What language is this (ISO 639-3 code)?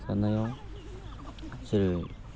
brx